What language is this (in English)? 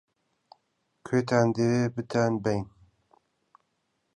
Central Kurdish